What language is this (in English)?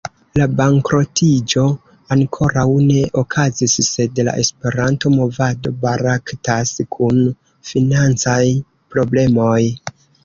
Esperanto